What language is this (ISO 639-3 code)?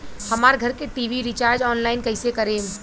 bho